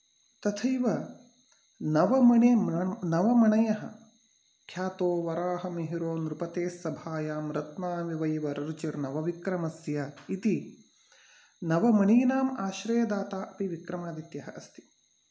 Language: Sanskrit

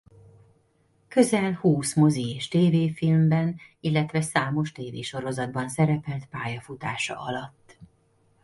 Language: Hungarian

